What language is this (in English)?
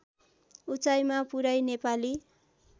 Nepali